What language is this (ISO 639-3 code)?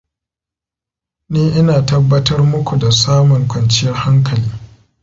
hau